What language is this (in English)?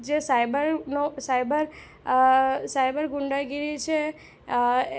Gujarati